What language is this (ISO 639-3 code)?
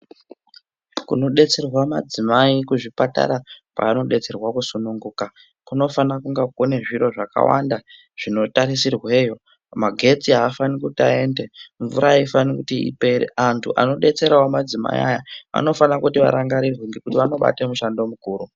ndc